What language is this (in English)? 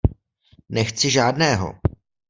Czech